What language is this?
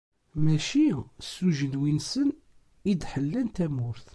Kabyle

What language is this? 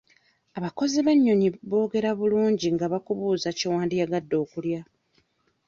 Ganda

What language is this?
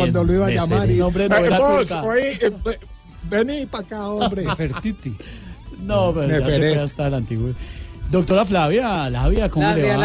Spanish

